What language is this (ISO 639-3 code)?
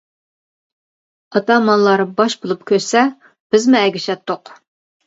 uig